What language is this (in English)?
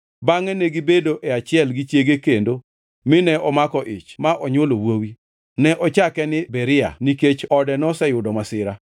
Luo (Kenya and Tanzania)